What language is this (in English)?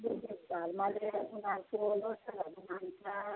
Nepali